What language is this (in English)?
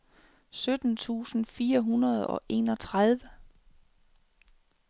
Danish